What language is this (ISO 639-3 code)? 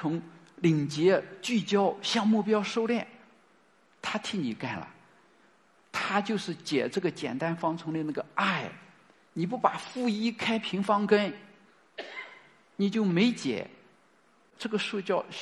zho